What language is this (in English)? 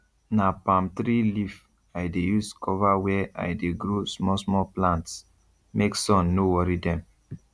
Nigerian Pidgin